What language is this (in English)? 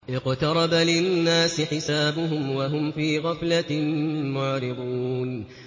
Arabic